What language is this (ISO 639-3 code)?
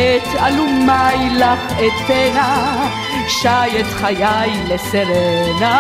heb